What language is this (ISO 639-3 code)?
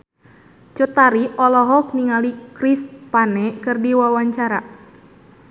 sun